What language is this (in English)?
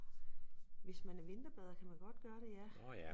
Danish